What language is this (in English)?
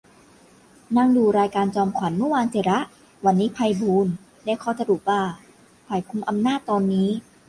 Thai